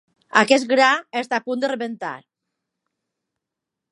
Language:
Catalan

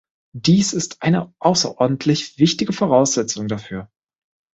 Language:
German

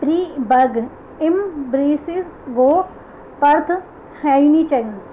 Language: Urdu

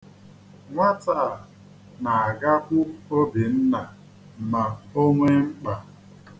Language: Igbo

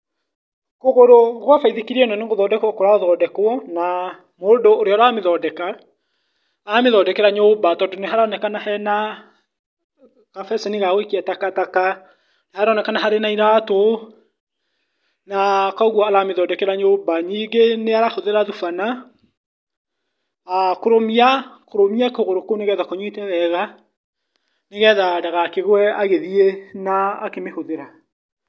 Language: Kikuyu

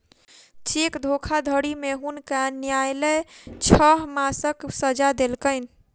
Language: Maithili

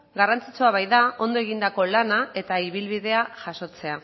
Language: Basque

